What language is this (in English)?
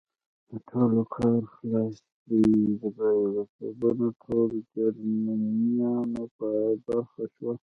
Pashto